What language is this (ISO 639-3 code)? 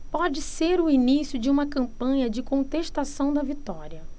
por